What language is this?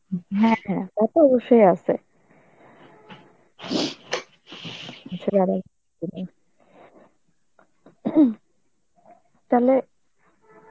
Bangla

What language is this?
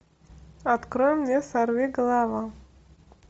Russian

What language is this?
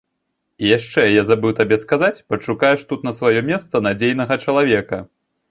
Belarusian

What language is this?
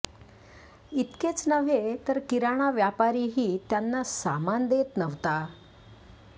Marathi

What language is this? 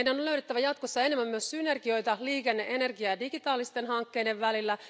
Finnish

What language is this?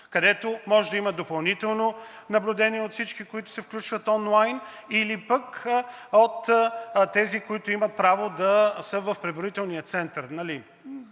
Bulgarian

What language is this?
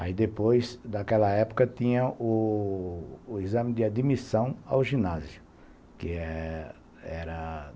Portuguese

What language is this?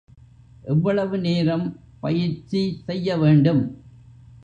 Tamil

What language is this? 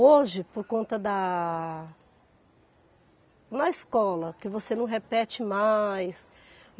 Portuguese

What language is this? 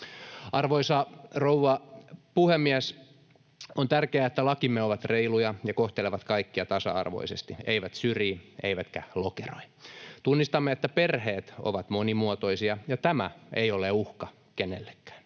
Finnish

